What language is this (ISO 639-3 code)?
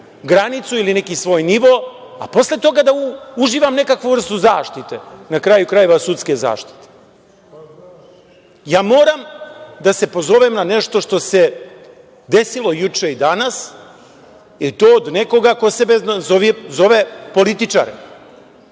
srp